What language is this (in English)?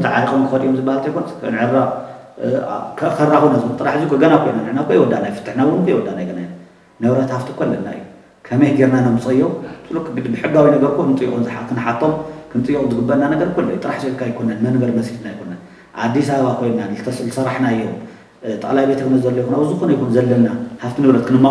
Arabic